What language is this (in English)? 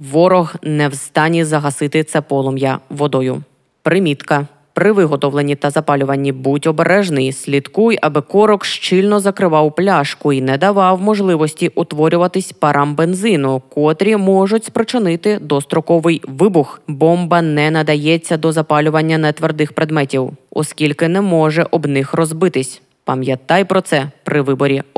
Ukrainian